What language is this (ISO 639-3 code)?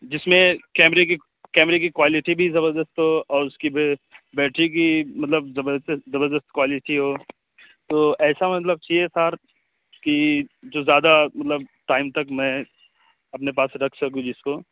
urd